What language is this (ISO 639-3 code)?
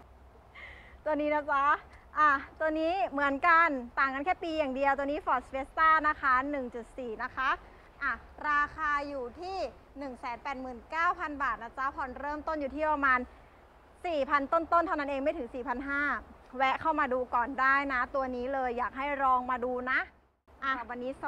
tha